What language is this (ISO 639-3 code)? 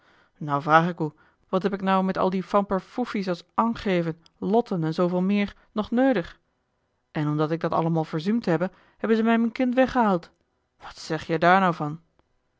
nld